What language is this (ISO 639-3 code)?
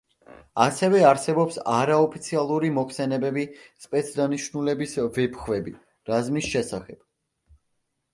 kat